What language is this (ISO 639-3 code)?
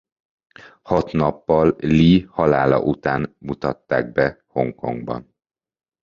hun